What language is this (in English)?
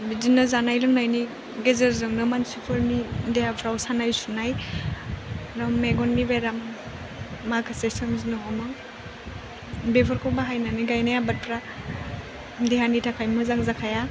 Bodo